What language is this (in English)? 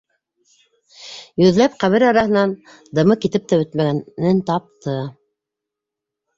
Bashkir